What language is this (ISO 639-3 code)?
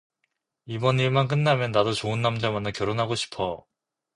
kor